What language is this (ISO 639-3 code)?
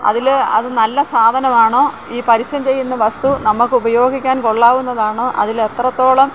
mal